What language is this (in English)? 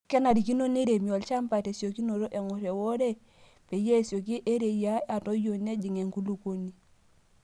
Masai